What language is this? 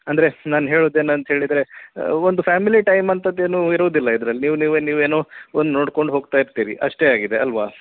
Kannada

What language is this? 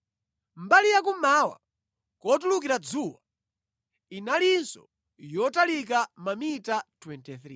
Nyanja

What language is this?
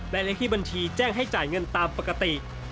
Thai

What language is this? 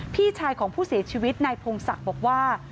Thai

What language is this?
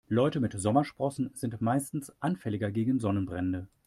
German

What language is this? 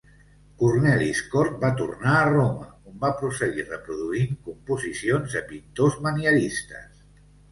Catalan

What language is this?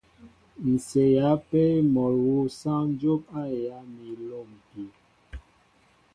Mbo (Cameroon)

